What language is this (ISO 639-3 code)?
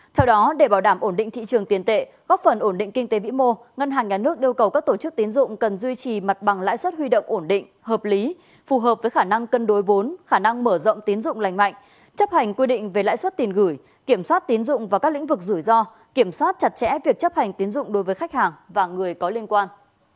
vie